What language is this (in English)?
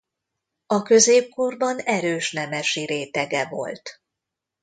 Hungarian